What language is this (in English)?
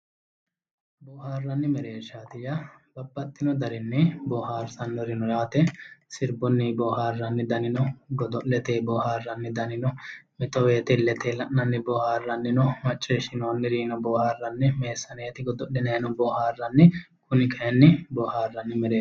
Sidamo